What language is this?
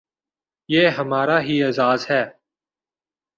Urdu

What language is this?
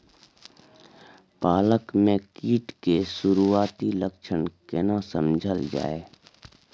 Maithili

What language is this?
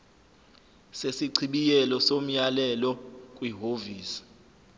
Zulu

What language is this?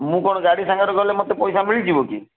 Odia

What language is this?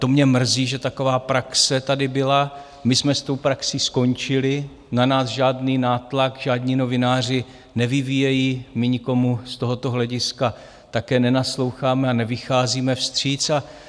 Czech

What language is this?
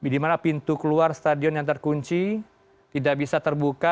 Indonesian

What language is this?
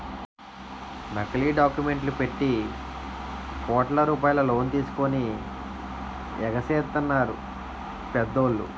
Telugu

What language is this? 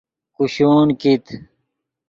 Yidgha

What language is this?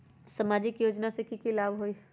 Magahi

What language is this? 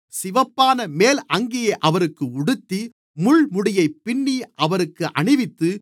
Tamil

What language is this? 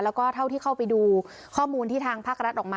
Thai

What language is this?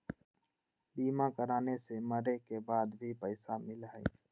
Magahi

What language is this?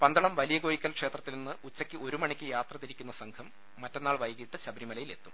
Malayalam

